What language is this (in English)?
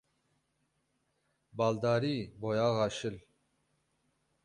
Kurdish